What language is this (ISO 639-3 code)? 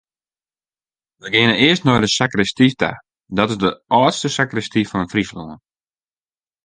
fry